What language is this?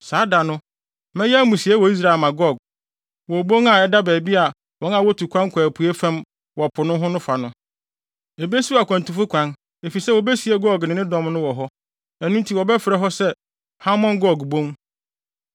Akan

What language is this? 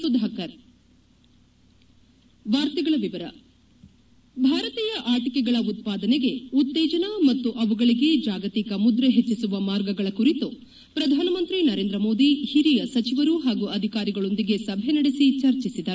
Kannada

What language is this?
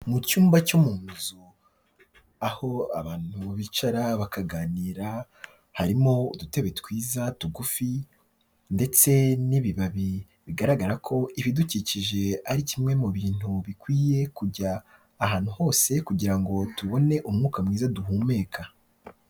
Kinyarwanda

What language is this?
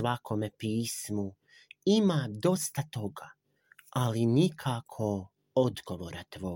Croatian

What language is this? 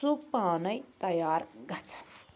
Kashmiri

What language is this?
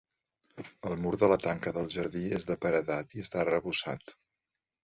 Catalan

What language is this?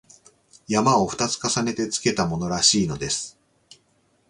Japanese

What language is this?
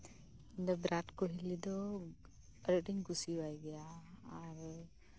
Santali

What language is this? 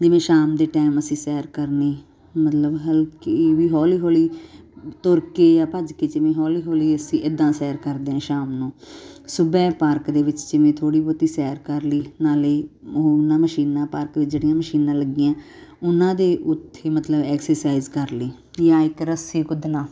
Punjabi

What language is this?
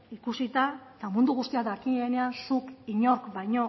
Basque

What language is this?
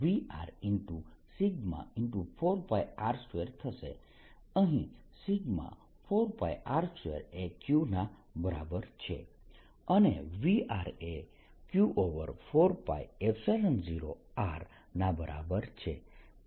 Gujarati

